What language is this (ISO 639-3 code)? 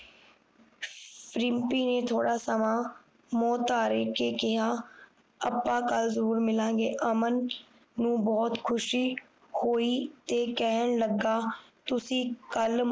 pan